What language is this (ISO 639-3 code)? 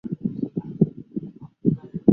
zho